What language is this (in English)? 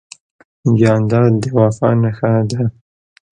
Pashto